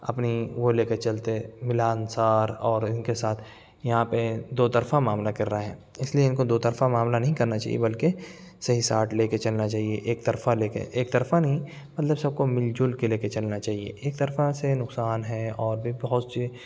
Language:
Urdu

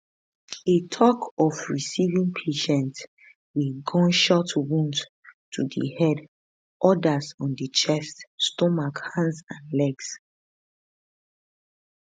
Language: Nigerian Pidgin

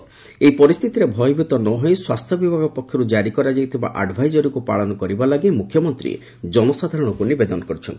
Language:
Odia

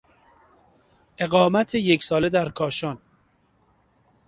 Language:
Persian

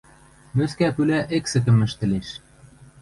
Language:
Western Mari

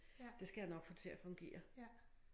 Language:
Danish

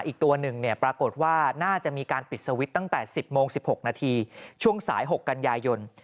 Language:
Thai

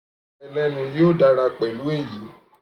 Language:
Yoruba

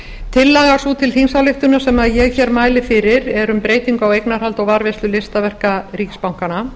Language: Icelandic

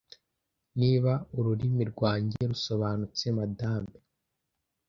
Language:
Kinyarwanda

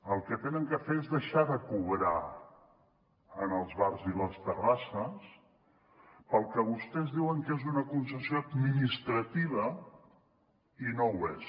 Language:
Catalan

